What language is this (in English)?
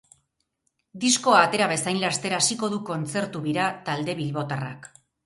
Basque